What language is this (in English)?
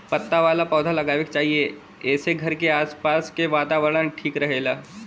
Bhojpuri